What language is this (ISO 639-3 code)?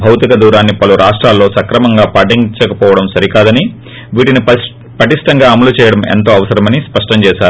tel